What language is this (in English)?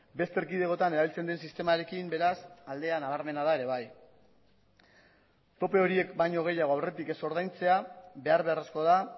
Basque